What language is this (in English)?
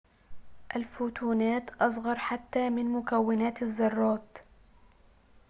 Arabic